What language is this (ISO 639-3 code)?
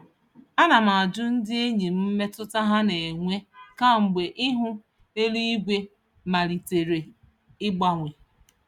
ibo